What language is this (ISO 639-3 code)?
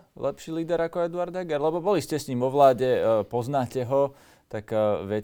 slk